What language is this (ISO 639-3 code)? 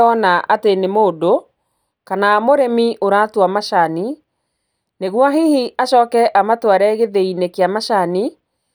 kik